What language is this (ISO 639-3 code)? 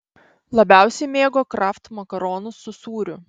lit